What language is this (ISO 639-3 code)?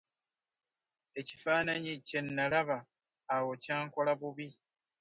lug